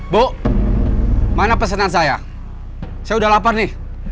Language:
Indonesian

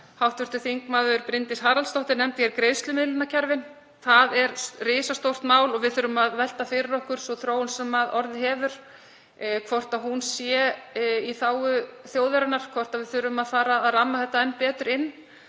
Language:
Icelandic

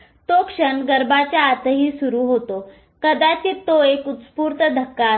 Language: Marathi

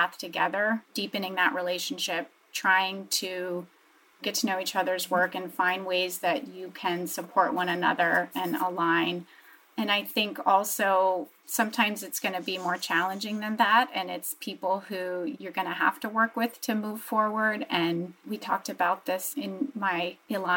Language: English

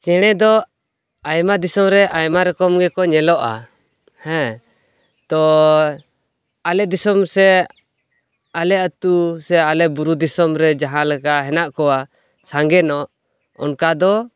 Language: Santali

